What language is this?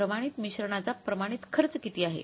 Marathi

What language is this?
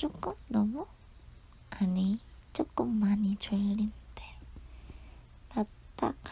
Korean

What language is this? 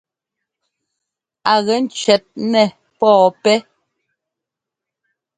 Ngomba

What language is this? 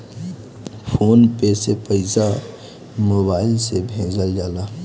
Bhojpuri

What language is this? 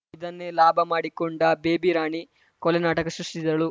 Kannada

